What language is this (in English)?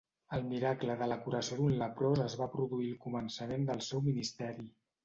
Catalan